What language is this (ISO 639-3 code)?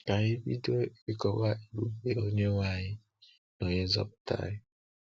ibo